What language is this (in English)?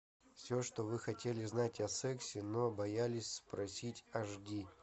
Russian